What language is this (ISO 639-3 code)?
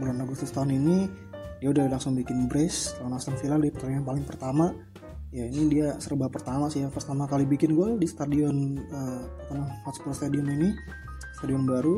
ind